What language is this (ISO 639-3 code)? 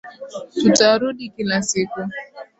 swa